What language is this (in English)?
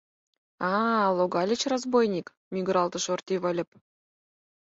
Mari